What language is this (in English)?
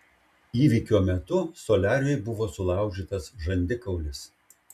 Lithuanian